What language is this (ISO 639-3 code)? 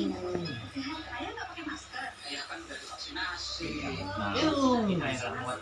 ind